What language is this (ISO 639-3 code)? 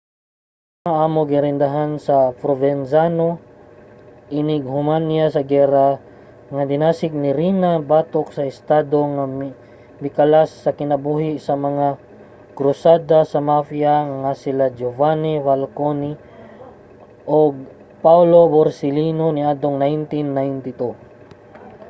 ceb